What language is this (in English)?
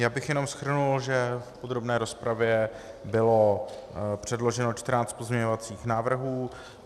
Czech